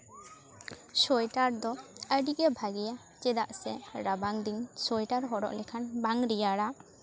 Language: Santali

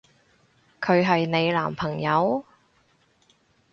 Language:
Cantonese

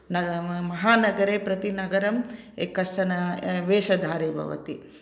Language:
Sanskrit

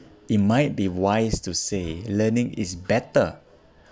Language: English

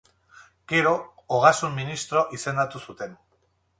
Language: Basque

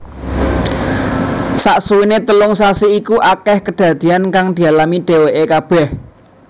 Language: Javanese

